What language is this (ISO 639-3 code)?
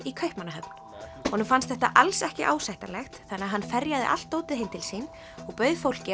isl